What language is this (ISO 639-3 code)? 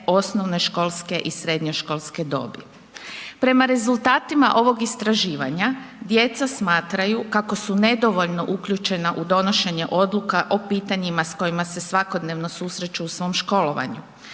hrv